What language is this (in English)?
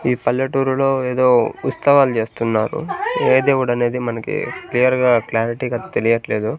Telugu